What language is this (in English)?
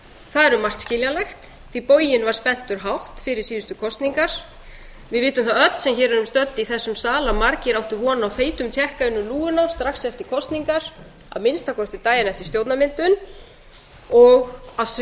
Icelandic